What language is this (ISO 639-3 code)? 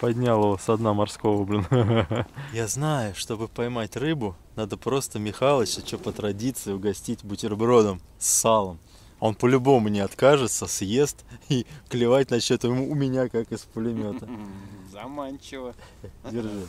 rus